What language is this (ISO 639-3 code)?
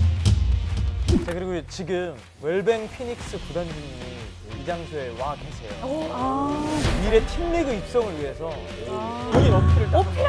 kor